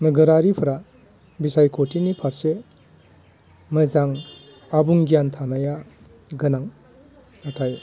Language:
Bodo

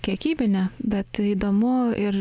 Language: Lithuanian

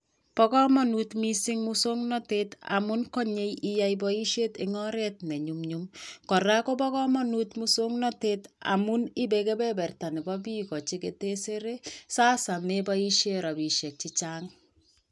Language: Kalenjin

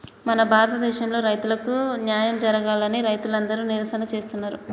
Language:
Telugu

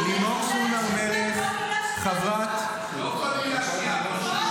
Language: Hebrew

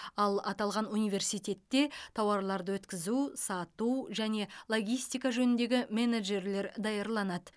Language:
Kazakh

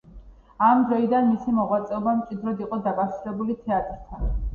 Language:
Georgian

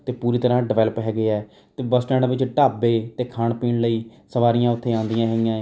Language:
Punjabi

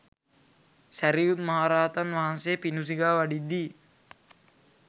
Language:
Sinhala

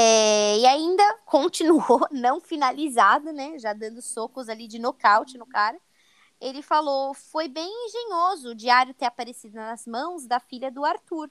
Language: Portuguese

